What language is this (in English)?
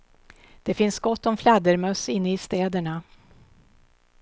Swedish